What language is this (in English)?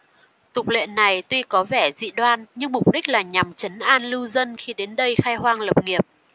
Vietnamese